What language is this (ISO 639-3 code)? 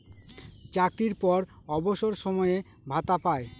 ben